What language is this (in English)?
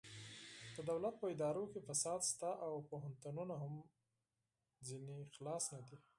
Pashto